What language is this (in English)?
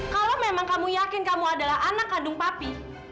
Indonesian